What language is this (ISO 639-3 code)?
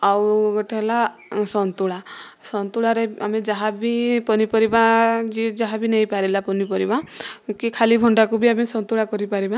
ori